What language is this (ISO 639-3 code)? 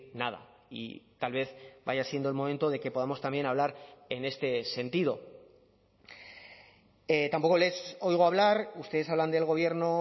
spa